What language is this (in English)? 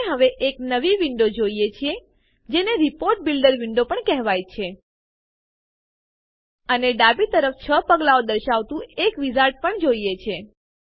Gujarati